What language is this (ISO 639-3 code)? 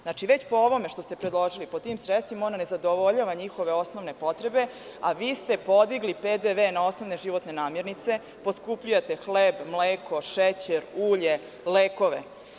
srp